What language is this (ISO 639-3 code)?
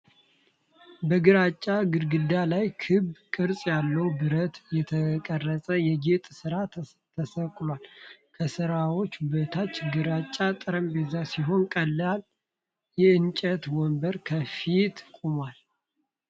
amh